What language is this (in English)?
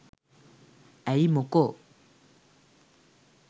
Sinhala